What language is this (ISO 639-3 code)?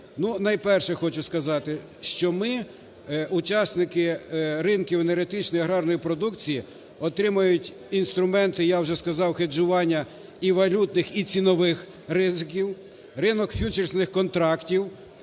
ukr